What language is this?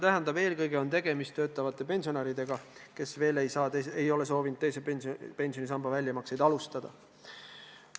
Estonian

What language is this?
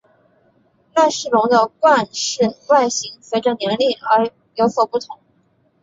Chinese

